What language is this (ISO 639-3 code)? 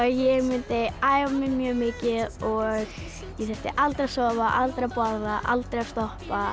isl